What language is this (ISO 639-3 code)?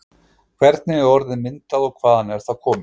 isl